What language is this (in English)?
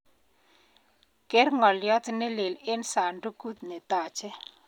Kalenjin